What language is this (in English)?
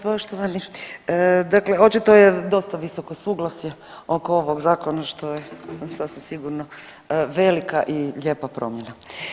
Croatian